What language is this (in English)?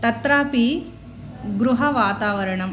Sanskrit